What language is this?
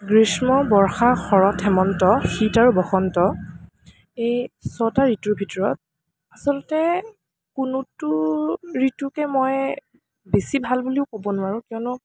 Assamese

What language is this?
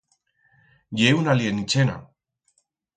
Aragonese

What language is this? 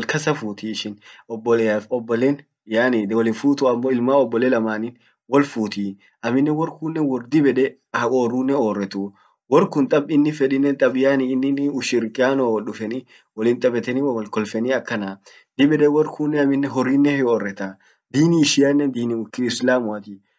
Orma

